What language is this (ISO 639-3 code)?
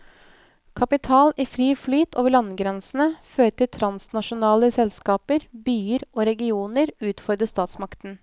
nor